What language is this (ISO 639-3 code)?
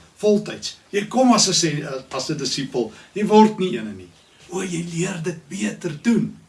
nld